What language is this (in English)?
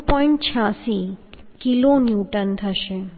Gujarati